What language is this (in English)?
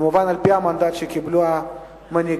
Hebrew